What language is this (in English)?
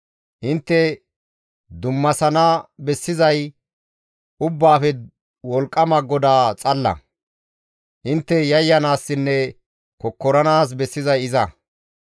Gamo